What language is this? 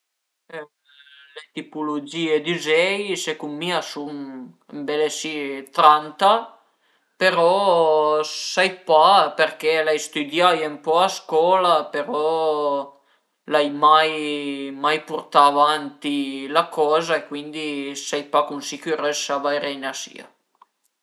Piedmontese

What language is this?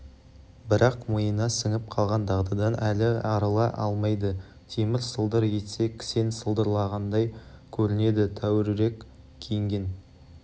Kazakh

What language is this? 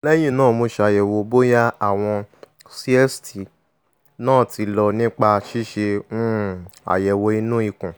Yoruba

